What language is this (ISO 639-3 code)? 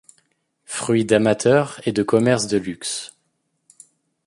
fra